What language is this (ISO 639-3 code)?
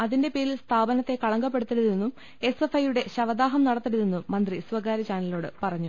mal